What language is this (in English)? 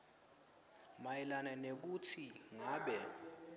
Swati